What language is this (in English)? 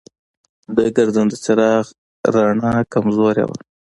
Pashto